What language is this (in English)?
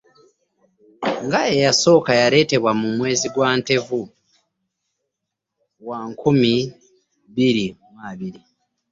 Ganda